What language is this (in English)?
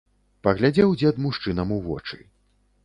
Belarusian